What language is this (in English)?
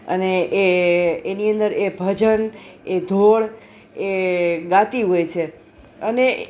Gujarati